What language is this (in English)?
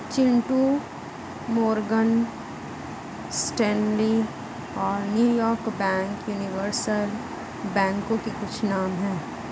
Hindi